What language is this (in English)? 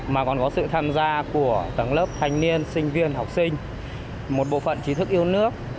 Vietnamese